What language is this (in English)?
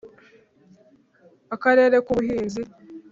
Kinyarwanda